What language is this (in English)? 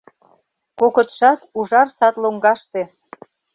Mari